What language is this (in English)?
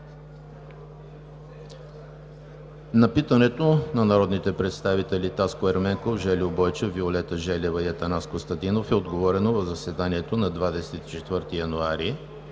Bulgarian